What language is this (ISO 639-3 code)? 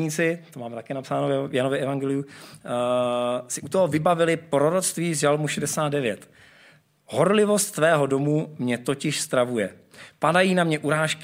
ces